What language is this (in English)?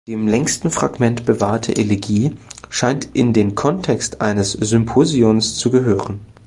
German